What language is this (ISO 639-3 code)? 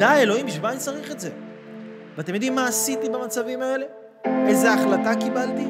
heb